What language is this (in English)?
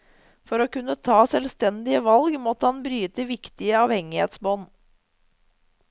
Norwegian